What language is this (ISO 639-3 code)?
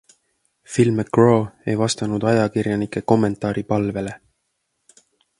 est